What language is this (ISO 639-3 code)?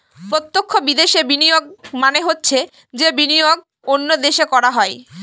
ben